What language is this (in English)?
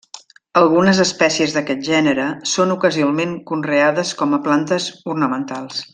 Catalan